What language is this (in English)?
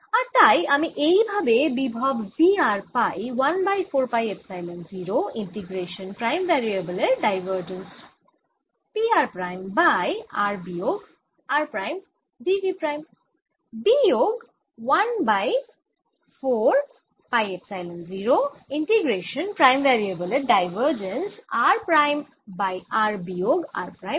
Bangla